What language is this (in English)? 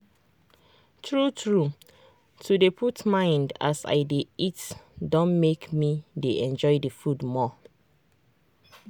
Nigerian Pidgin